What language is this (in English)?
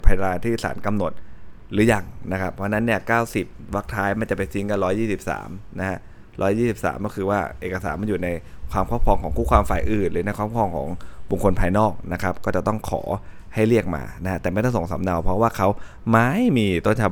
Thai